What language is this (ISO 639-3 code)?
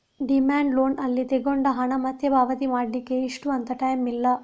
kan